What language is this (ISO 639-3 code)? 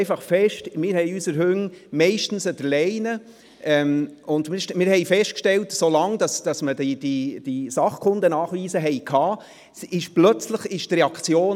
gsw